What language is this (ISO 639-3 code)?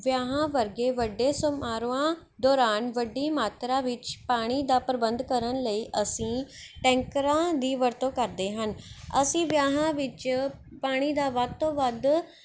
pan